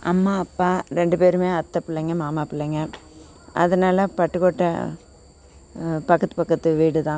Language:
Tamil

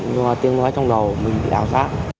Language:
Vietnamese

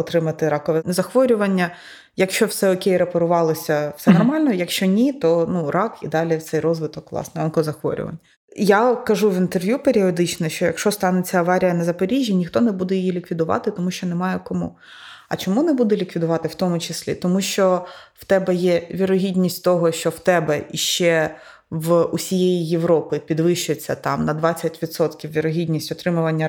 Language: Ukrainian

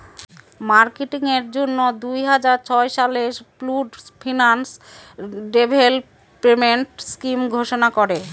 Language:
Bangla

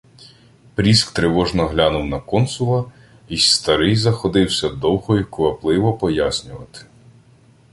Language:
Ukrainian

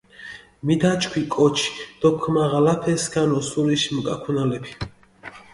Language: Mingrelian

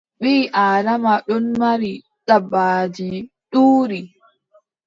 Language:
Adamawa Fulfulde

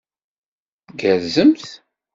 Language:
Kabyle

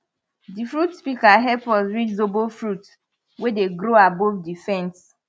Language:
Nigerian Pidgin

